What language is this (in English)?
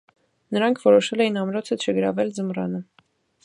Armenian